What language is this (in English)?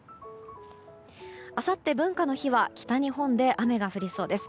Japanese